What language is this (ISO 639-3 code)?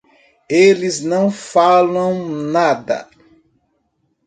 por